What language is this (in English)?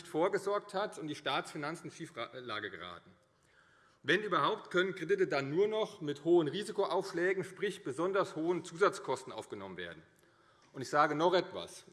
German